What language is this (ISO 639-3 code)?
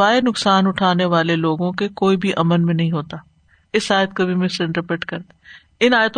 urd